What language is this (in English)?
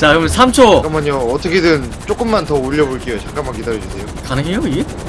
Korean